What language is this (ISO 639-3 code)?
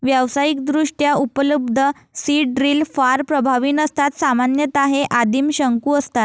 mar